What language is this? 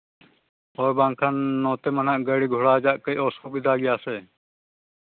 Santali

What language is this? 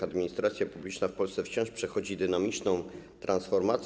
Polish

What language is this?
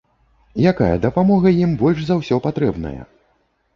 Belarusian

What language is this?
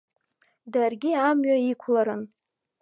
Abkhazian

